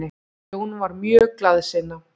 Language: Icelandic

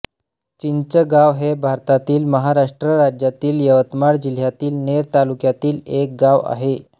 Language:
Marathi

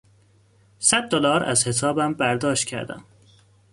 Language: Persian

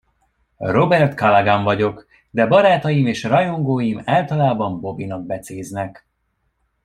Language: Hungarian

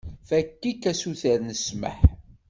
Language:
Kabyle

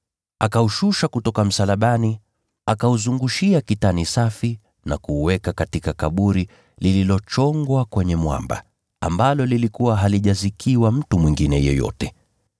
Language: Swahili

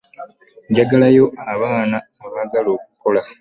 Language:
Ganda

